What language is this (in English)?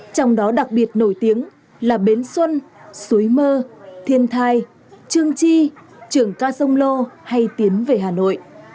Vietnamese